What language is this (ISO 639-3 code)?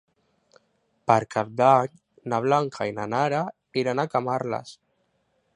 cat